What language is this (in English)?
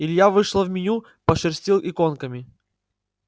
Russian